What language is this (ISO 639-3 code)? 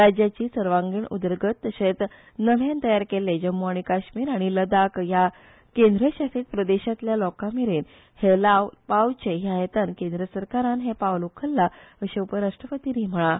kok